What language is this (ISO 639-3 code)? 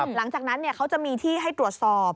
tha